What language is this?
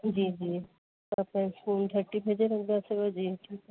Sindhi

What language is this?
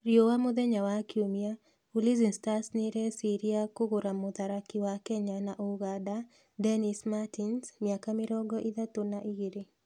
Kikuyu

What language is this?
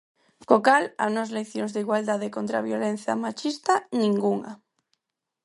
Galician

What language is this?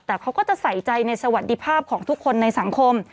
Thai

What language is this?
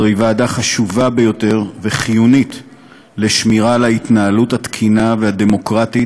Hebrew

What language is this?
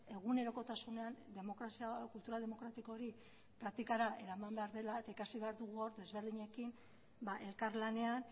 Basque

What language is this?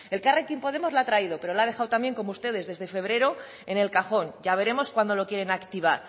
Spanish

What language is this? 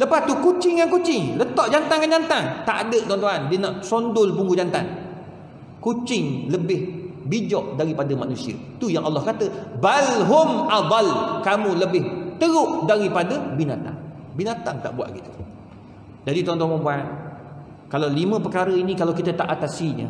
Malay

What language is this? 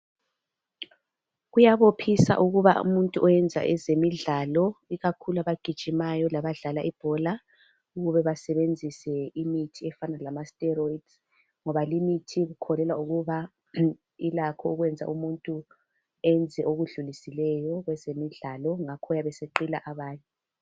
North Ndebele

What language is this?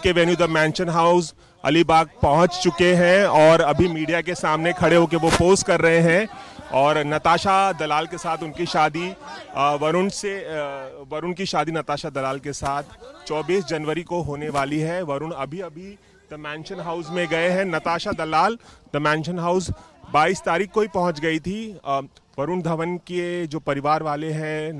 Hindi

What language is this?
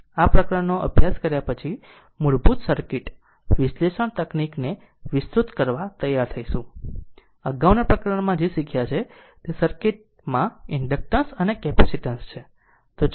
Gujarati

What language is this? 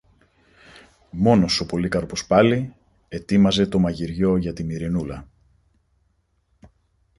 Greek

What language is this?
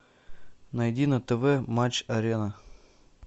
Russian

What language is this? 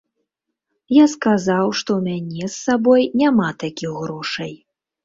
Belarusian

